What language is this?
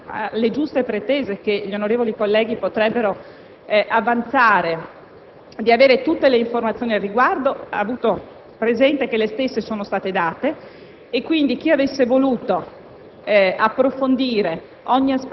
Italian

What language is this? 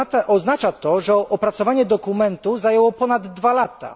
Polish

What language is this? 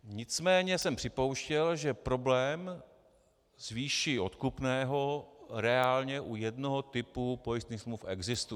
Czech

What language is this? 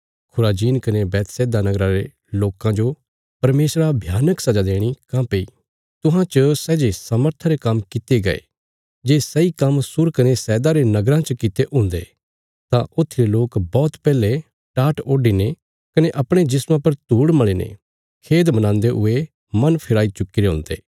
Bilaspuri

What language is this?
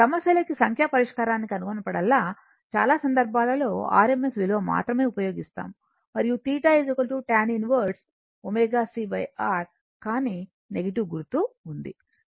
Telugu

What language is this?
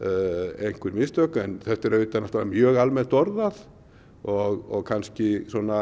Icelandic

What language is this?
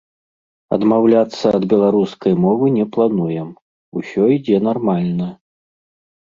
Belarusian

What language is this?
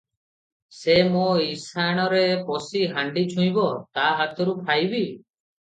Odia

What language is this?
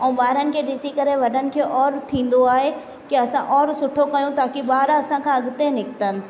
Sindhi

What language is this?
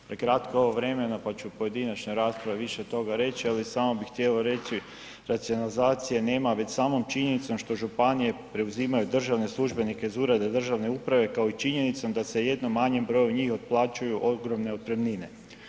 Croatian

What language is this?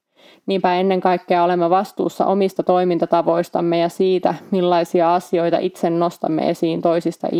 Finnish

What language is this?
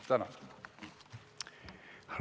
Estonian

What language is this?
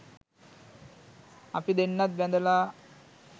Sinhala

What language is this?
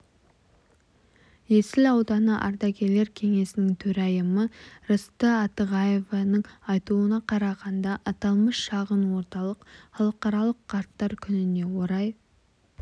Kazakh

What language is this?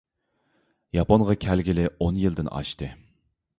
Uyghur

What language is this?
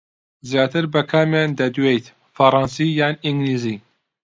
Central Kurdish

